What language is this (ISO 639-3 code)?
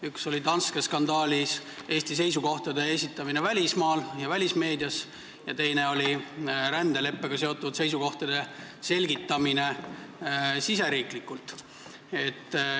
est